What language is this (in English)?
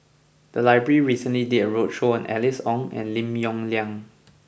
English